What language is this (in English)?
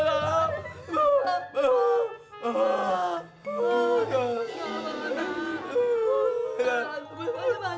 Indonesian